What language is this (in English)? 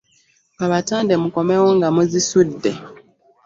Ganda